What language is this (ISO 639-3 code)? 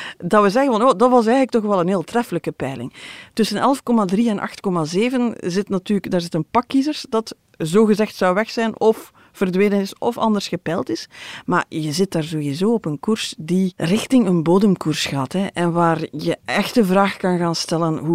nld